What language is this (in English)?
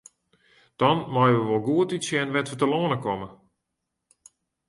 Western Frisian